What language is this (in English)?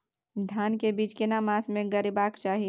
Maithili